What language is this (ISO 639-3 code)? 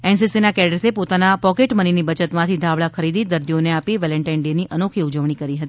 guj